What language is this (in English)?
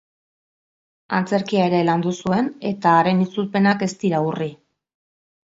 Basque